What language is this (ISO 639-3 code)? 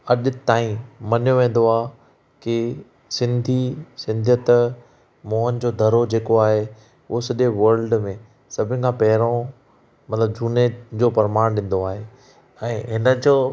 snd